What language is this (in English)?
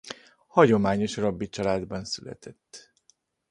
Hungarian